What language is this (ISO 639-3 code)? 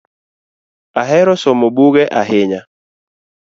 luo